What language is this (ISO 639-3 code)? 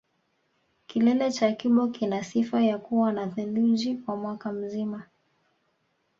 swa